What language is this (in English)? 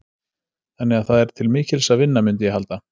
Icelandic